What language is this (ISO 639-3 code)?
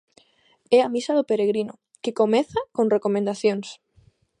glg